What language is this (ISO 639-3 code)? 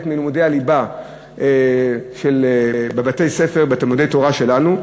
heb